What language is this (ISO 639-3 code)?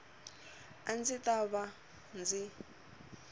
tso